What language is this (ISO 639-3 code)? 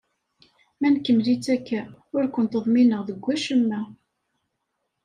kab